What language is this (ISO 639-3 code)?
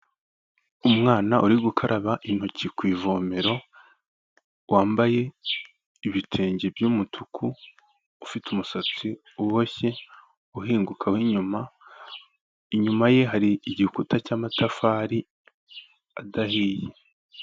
kin